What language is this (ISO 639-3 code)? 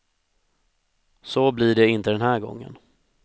swe